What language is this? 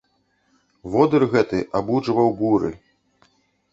Belarusian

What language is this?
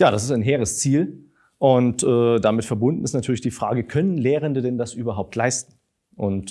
German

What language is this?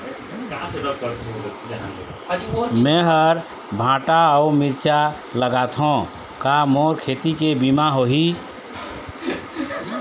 Chhattisgarhi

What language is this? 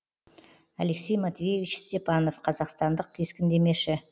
Kazakh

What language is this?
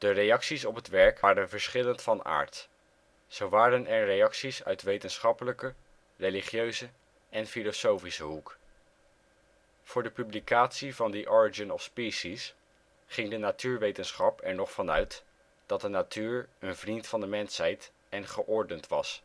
Dutch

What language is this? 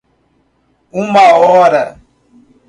Portuguese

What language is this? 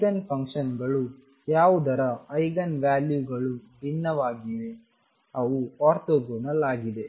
Kannada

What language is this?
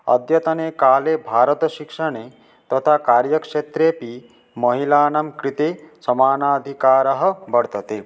Sanskrit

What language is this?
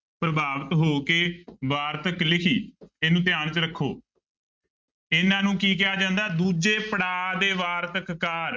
Punjabi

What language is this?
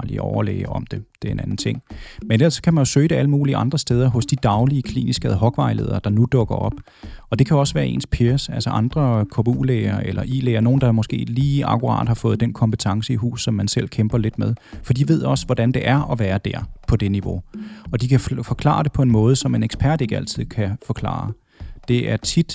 Danish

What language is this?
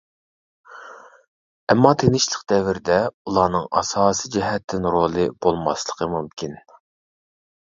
Uyghur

